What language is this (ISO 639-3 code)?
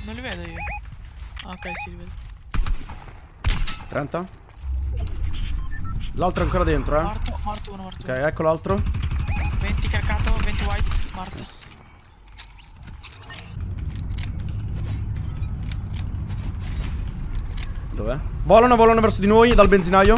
ita